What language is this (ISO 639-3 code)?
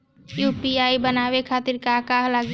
bho